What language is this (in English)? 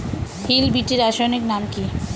Bangla